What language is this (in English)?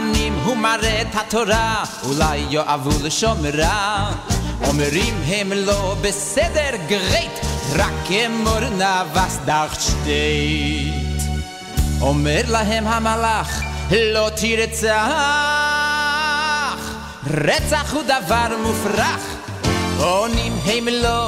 Hebrew